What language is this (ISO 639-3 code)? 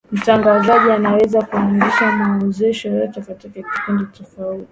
swa